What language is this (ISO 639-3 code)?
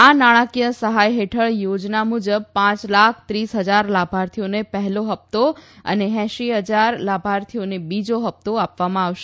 guj